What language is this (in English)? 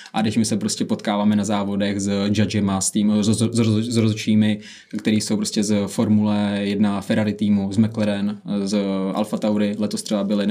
Czech